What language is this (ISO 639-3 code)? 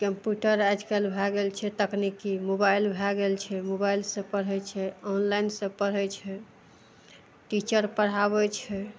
mai